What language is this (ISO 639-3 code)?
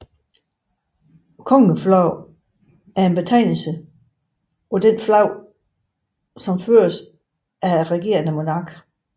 dan